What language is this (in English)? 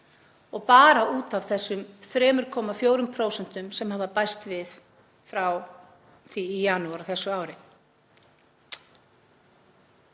Icelandic